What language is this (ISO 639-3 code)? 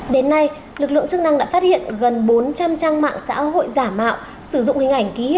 vie